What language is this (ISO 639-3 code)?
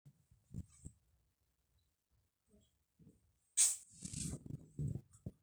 mas